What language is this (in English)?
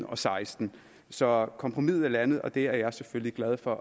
Danish